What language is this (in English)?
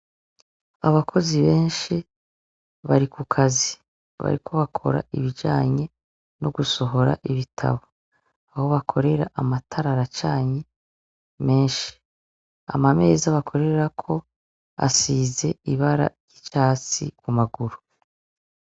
Rundi